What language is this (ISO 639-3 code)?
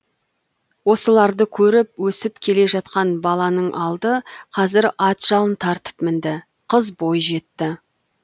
kaz